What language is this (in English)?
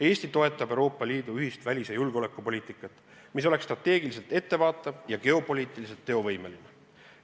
Estonian